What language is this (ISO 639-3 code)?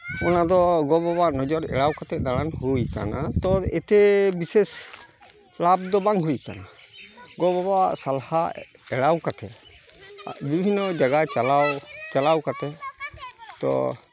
sat